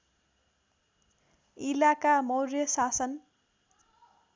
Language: Nepali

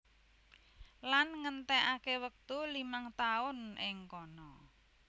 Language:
Javanese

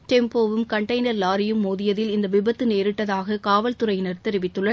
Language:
Tamil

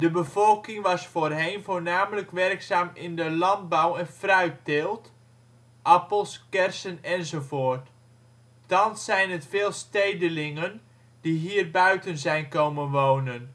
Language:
Dutch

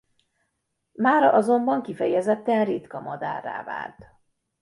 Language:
Hungarian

